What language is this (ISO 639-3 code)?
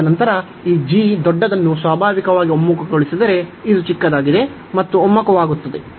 kan